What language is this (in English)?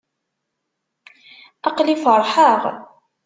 Kabyle